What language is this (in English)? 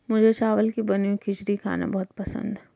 Hindi